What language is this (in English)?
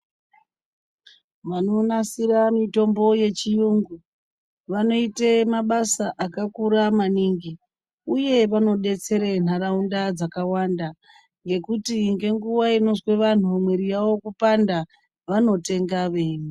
Ndau